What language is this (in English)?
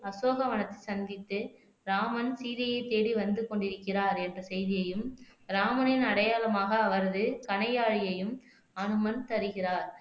Tamil